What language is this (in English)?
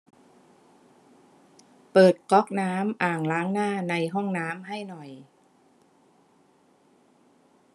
Thai